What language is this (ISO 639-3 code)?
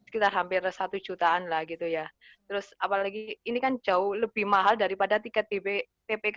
ind